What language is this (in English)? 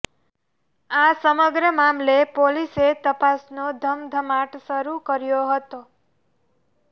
Gujarati